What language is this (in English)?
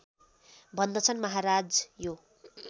Nepali